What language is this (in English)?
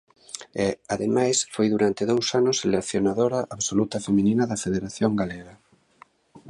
Galician